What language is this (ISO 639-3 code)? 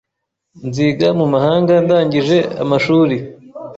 kin